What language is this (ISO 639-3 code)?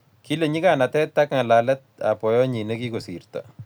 kln